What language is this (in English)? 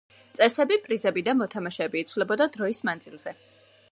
Georgian